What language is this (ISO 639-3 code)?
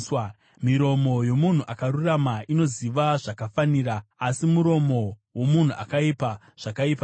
sna